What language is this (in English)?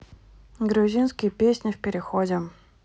Russian